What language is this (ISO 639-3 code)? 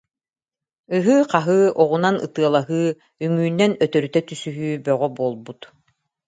sah